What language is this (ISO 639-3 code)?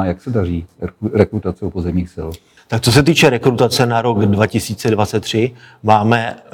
ces